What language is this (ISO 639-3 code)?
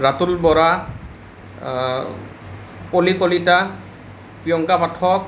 asm